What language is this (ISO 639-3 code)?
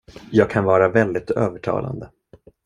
swe